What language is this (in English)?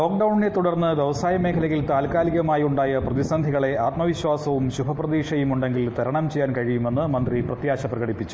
Malayalam